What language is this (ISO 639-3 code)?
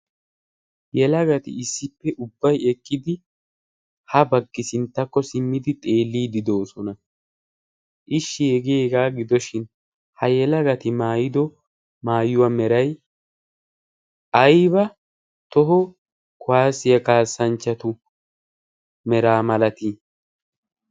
wal